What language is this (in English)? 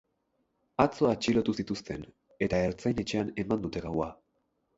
Basque